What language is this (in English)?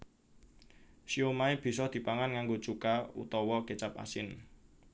Javanese